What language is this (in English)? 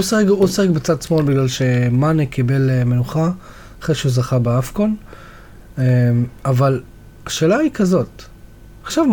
Hebrew